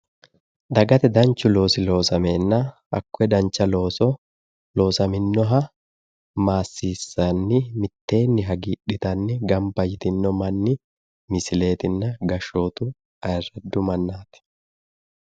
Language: Sidamo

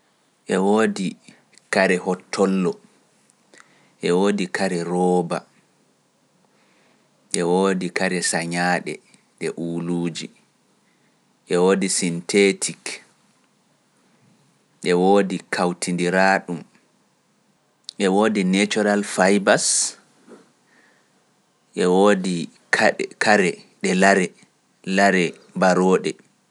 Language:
Pular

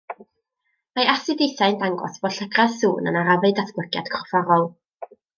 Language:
Welsh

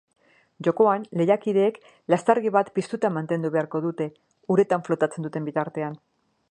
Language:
Basque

